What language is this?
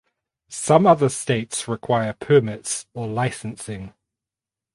English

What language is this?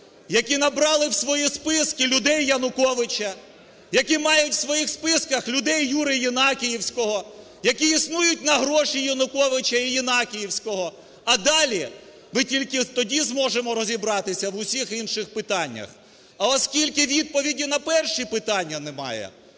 Ukrainian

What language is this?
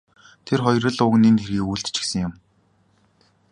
Mongolian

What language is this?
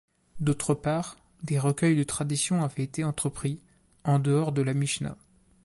French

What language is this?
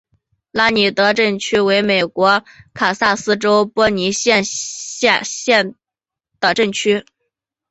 Chinese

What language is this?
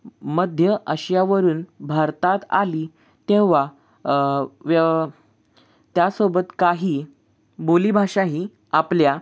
Marathi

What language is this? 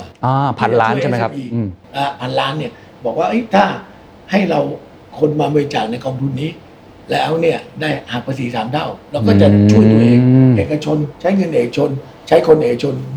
Thai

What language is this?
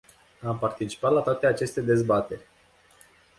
Romanian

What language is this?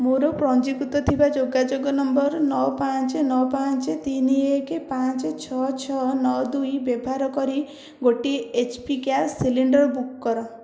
Odia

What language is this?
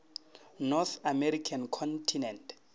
Northern Sotho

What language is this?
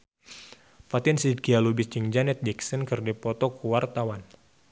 Sundanese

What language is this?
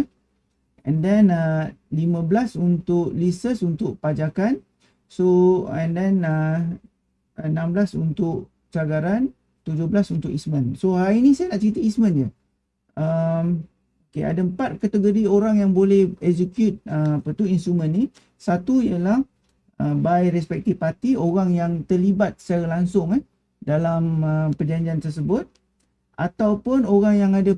Malay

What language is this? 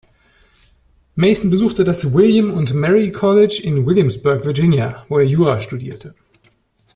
German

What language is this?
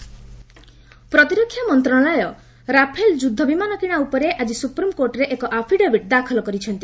Odia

